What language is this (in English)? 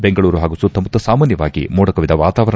Kannada